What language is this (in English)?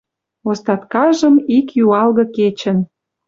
Western Mari